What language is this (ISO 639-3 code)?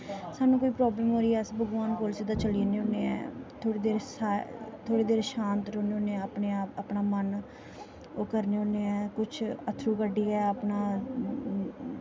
doi